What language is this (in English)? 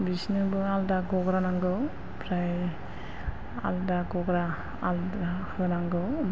Bodo